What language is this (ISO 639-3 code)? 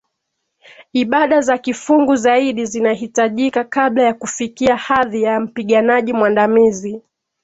swa